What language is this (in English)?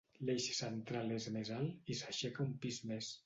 Catalan